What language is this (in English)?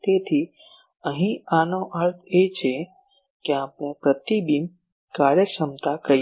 Gujarati